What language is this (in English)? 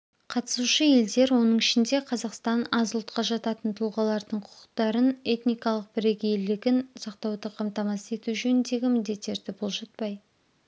Kazakh